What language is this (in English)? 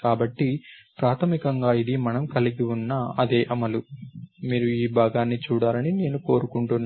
Telugu